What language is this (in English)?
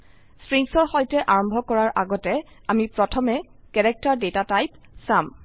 Assamese